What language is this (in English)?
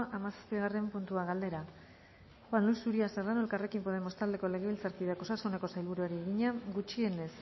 Basque